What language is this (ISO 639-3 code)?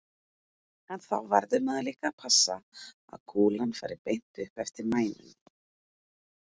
isl